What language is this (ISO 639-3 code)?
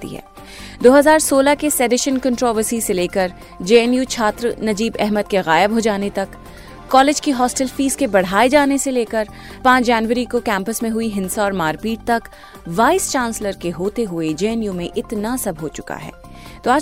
hin